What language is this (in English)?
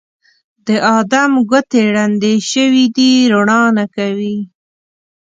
Pashto